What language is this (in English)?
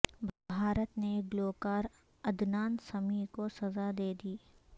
Urdu